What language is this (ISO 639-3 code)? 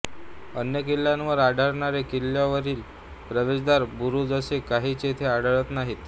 mar